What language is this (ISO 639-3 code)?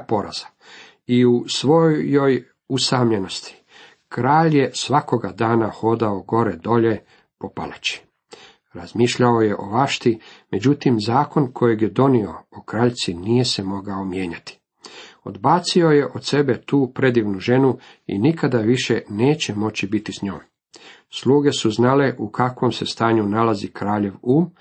hrv